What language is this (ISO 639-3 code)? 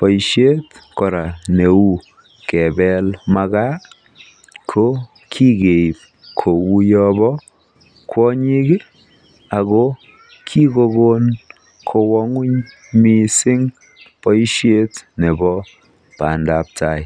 kln